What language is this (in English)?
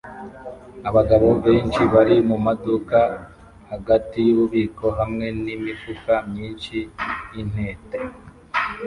Kinyarwanda